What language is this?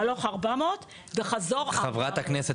Hebrew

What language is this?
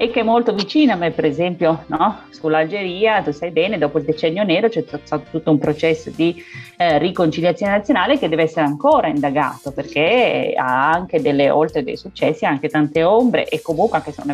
Italian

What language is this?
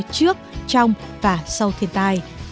Vietnamese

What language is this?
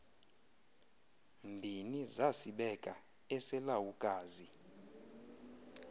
Xhosa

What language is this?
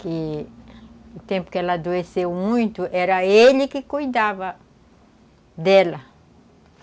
Portuguese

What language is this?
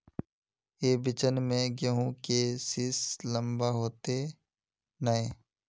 Magahi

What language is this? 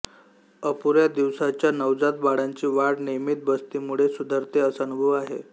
Marathi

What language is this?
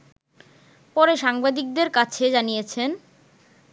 Bangla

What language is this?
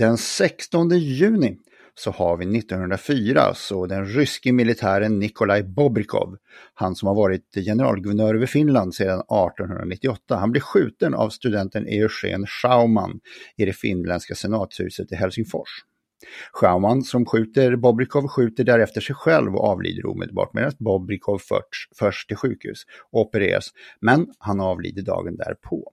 Swedish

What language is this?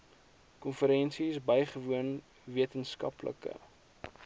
Afrikaans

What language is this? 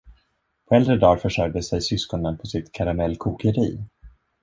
Swedish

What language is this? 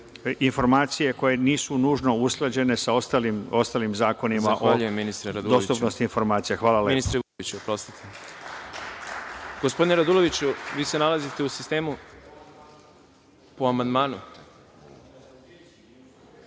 Serbian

